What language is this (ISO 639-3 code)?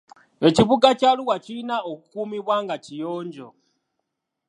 lug